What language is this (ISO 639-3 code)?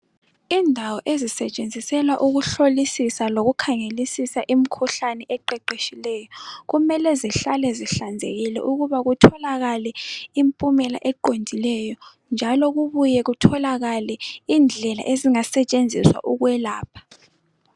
nde